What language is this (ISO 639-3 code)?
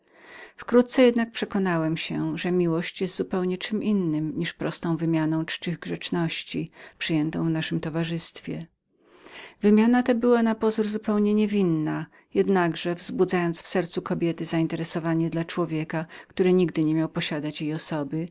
pol